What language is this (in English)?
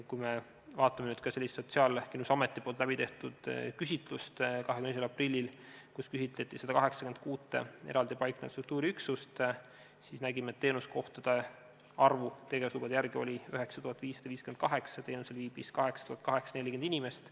Estonian